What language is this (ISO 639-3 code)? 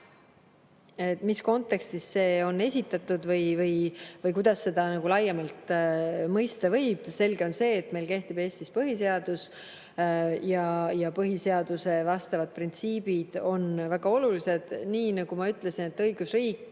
est